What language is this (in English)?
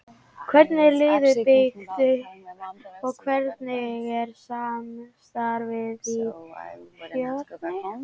Icelandic